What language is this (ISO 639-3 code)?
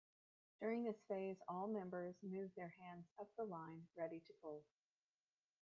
eng